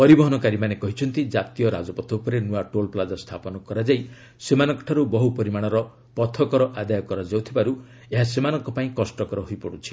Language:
Odia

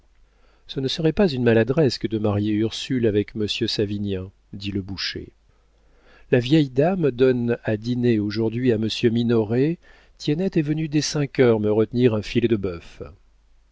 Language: French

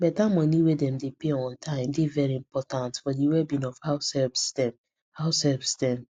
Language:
Nigerian Pidgin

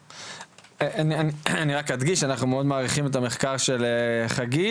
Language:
Hebrew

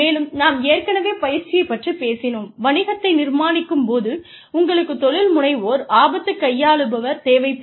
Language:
Tamil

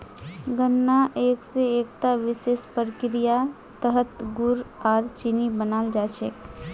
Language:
Magahi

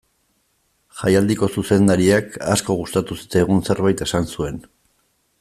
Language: Basque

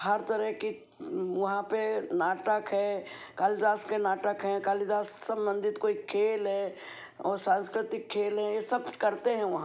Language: Hindi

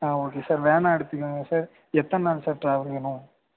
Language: Tamil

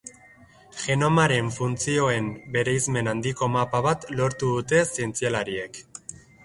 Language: Basque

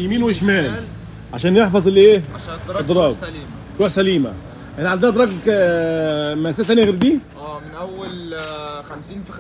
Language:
Arabic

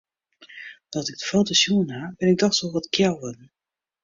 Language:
Western Frisian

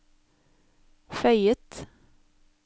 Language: Norwegian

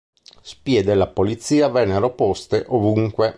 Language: Italian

